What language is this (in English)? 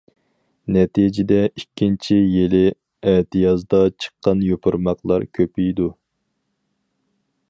Uyghur